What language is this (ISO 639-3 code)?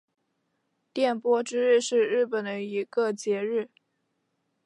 zho